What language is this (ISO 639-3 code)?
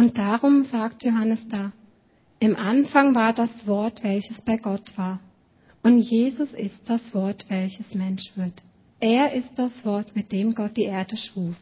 deu